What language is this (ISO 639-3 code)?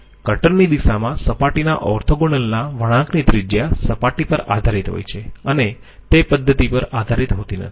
guj